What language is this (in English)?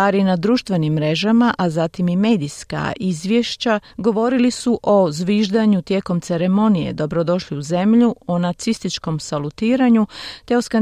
Croatian